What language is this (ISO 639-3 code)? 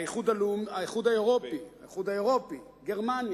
heb